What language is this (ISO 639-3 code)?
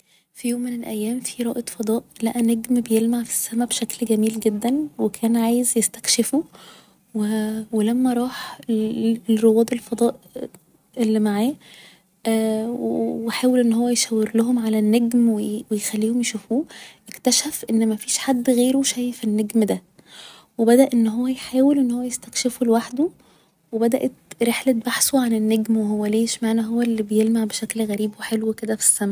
arz